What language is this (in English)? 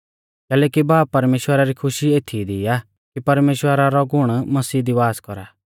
Mahasu Pahari